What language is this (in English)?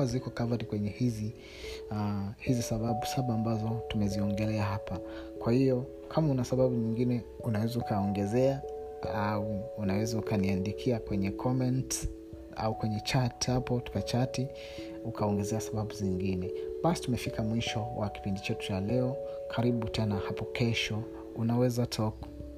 Swahili